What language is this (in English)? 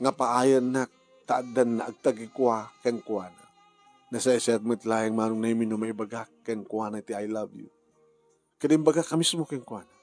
Filipino